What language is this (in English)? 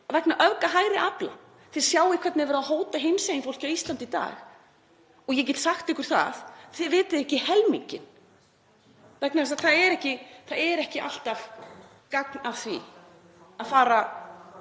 Icelandic